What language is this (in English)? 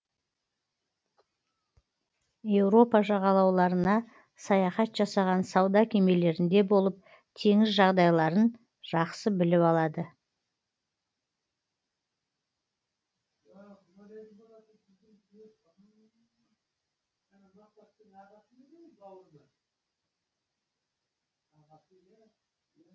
Kazakh